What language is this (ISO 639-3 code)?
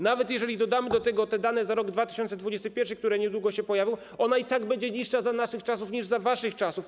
pol